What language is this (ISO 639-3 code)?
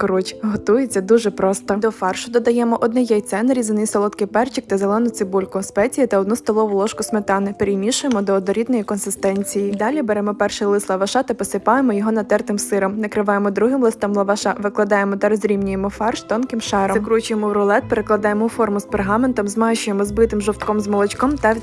ukr